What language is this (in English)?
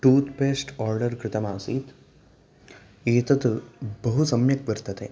Sanskrit